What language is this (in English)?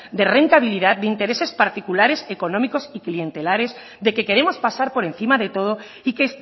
Spanish